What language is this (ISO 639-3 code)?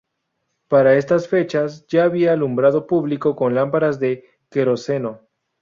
spa